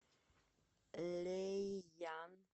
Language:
Russian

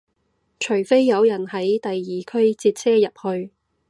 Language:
Cantonese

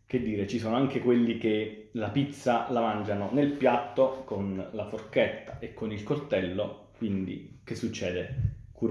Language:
Italian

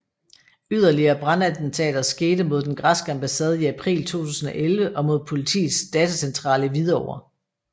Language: Danish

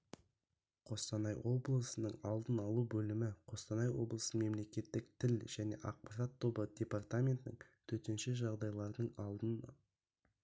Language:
Kazakh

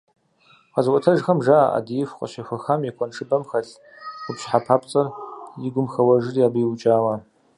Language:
Kabardian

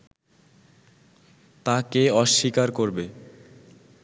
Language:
Bangla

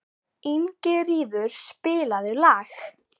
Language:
Icelandic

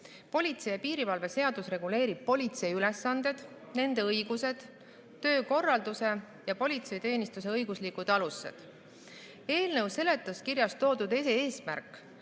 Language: Estonian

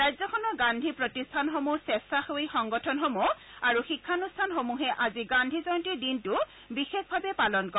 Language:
Assamese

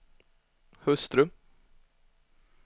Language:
Swedish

